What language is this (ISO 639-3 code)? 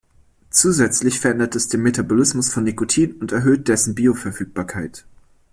deu